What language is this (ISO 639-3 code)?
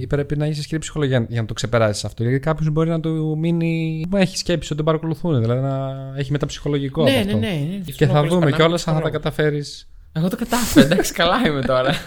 ell